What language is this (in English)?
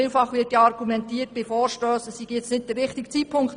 Swiss German